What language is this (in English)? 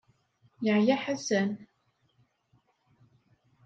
Kabyle